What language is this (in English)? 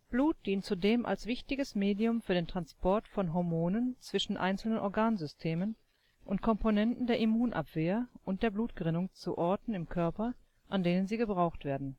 German